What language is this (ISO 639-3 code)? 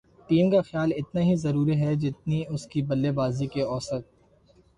urd